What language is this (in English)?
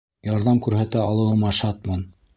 Bashkir